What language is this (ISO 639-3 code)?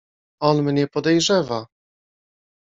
pol